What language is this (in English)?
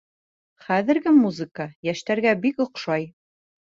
Bashkir